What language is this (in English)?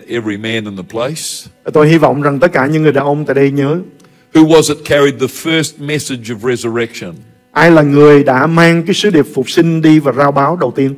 Vietnamese